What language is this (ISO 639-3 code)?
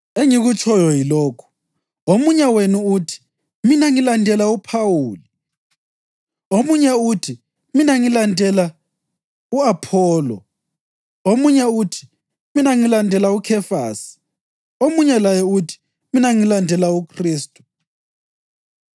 nde